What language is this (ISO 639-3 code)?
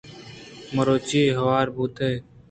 bgp